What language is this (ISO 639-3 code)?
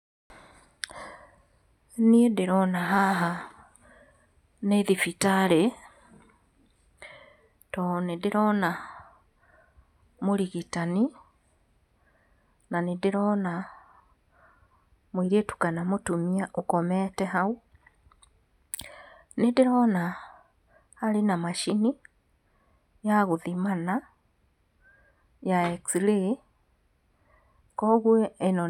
kik